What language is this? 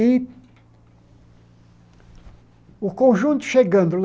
Portuguese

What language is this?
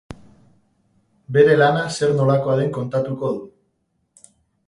Basque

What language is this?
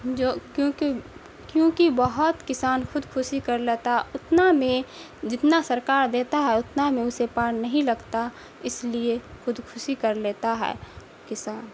Urdu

